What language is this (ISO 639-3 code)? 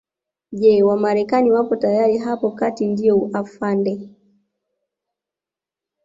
swa